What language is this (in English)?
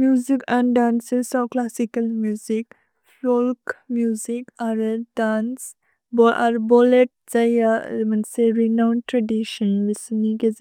Bodo